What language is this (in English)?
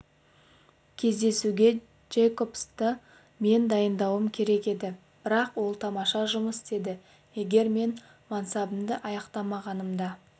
Kazakh